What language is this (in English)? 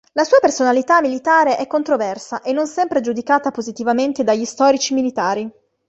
Italian